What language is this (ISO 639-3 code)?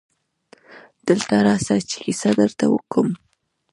pus